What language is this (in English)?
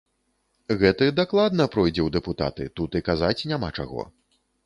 Belarusian